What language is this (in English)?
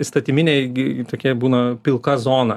Lithuanian